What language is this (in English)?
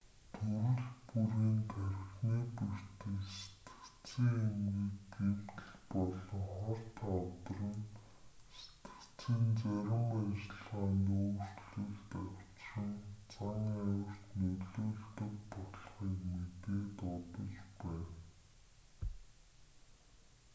Mongolian